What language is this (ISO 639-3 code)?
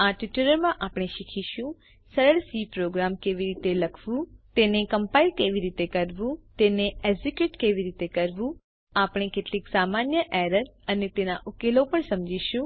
guj